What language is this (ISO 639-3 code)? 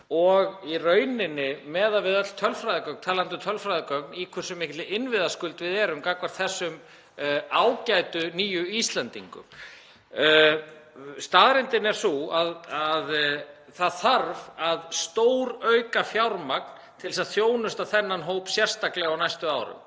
isl